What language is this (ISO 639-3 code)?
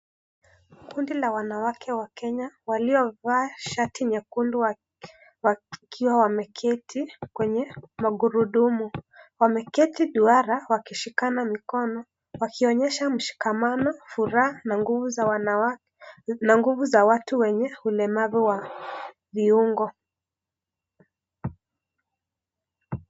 swa